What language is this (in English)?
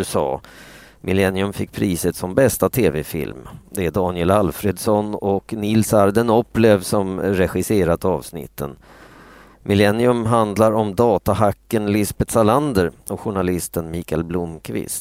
Swedish